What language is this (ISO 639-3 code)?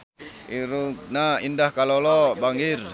sun